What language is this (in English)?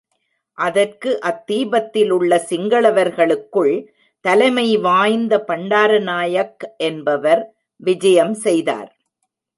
Tamil